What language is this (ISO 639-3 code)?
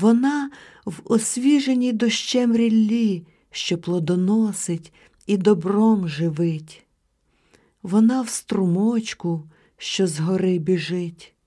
ukr